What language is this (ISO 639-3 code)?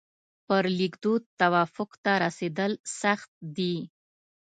pus